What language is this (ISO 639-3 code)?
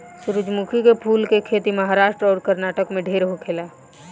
bho